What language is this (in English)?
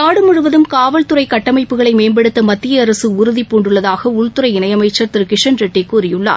Tamil